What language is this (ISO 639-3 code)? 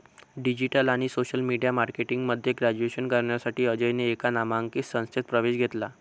mar